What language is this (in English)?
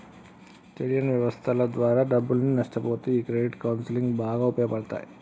Telugu